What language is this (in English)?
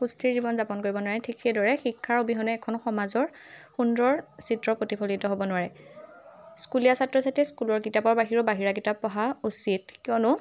Assamese